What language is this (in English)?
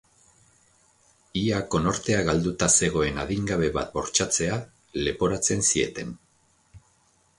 Basque